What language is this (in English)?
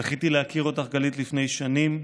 Hebrew